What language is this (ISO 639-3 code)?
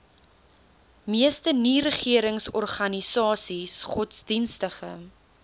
afr